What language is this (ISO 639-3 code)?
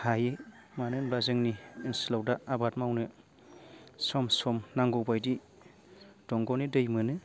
brx